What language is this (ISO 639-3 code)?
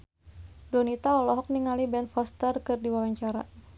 sun